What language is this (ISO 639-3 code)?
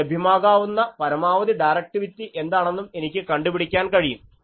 mal